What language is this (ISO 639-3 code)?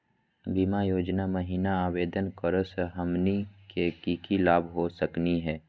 mag